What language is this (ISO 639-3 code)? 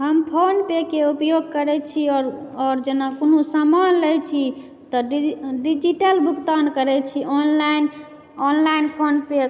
mai